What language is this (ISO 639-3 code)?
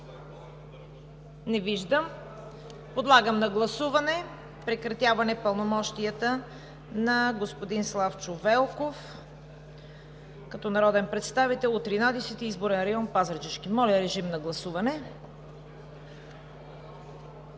bul